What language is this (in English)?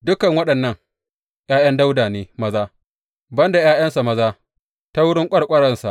Hausa